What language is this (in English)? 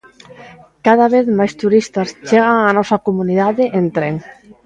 Galician